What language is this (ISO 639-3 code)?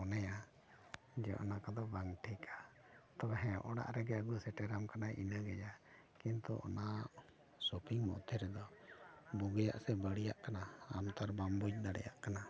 sat